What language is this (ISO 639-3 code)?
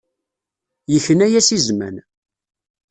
kab